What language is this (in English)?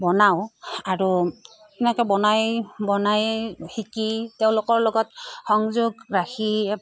Assamese